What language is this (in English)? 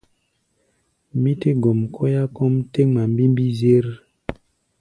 Gbaya